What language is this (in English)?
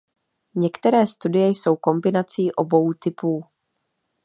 Czech